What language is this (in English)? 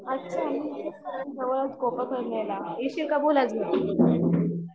Marathi